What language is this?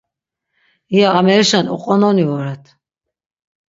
Laz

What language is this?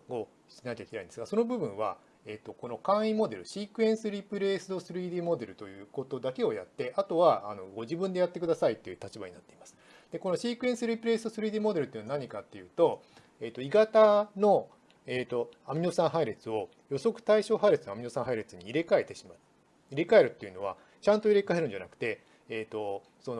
Japanese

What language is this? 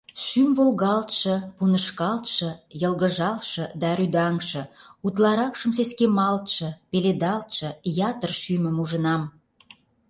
Mari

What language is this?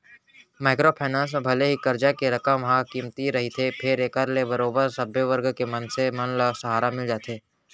Chhattisgarhi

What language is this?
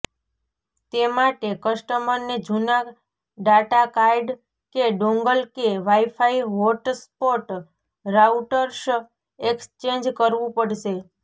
Gujarati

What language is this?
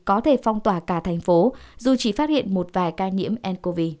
Vietnamese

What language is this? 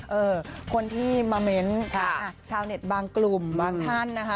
Thai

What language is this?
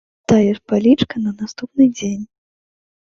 Belarusian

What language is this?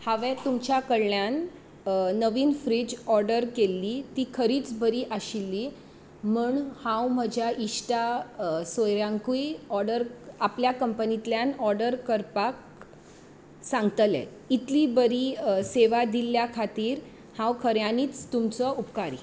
Konkani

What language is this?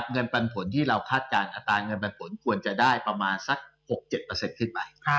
Thai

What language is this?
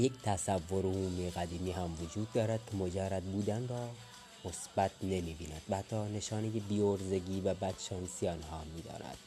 Persian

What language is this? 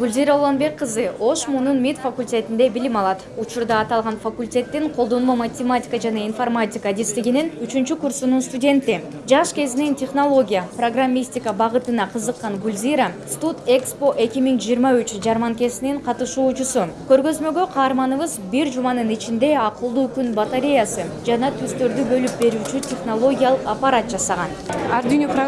Turkish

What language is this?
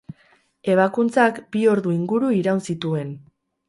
Basque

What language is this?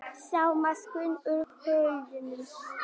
Icelandic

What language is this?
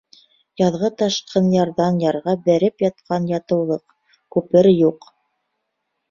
Bashkir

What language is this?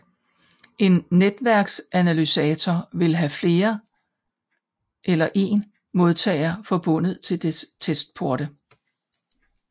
Danish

